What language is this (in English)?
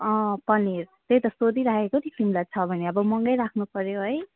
Nepali